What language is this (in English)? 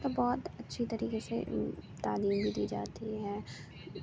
Urdu